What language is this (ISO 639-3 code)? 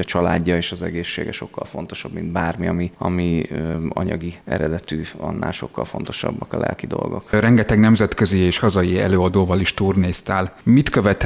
hun